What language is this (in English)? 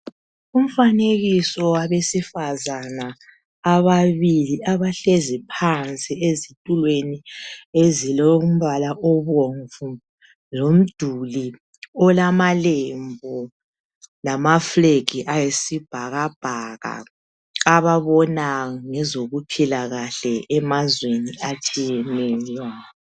North Ndebele